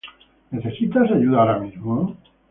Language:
Spanish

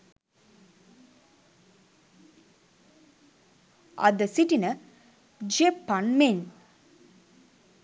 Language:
Sinhala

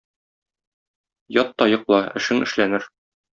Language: Tatar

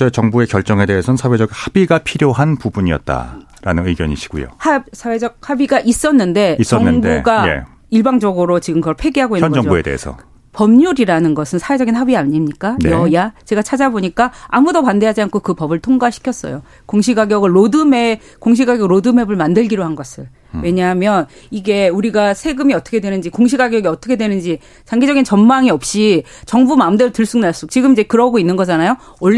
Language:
Korean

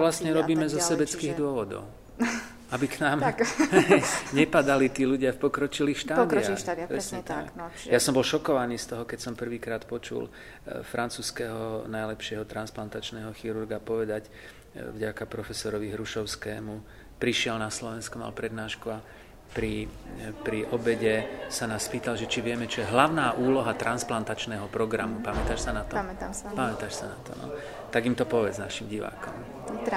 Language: Slovak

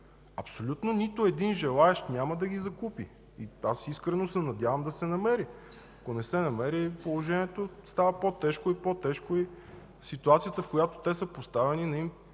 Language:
Bulgarian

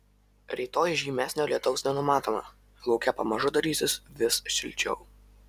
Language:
Lithuanian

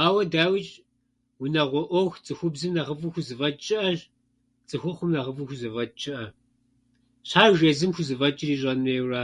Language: Kabardian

